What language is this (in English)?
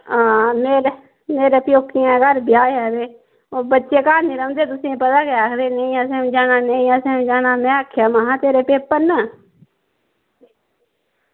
Dogri